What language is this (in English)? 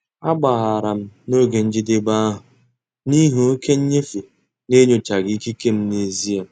Igbo